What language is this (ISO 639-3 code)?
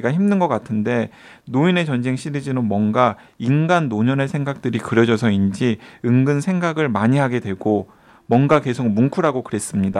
kor